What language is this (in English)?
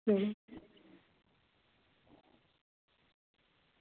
Dogri